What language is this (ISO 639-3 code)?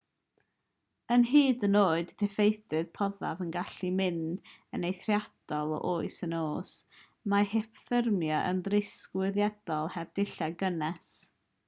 cym